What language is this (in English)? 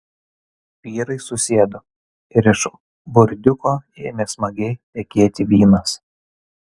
Lithuanian